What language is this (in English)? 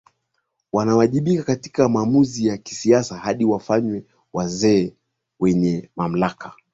Swahili